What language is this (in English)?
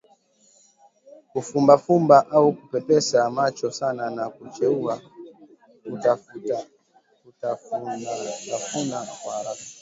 Swahili